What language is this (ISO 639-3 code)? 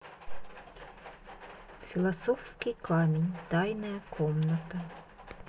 rus